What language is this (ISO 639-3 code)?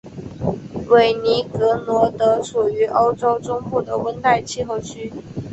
zho